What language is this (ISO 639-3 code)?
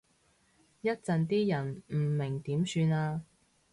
yue